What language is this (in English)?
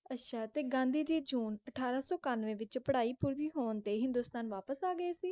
Punjabi